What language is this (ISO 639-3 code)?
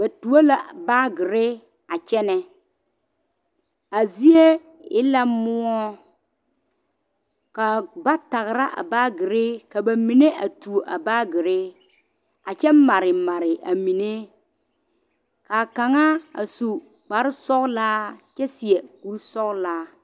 dga